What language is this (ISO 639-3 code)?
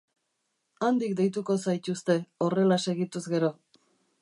eus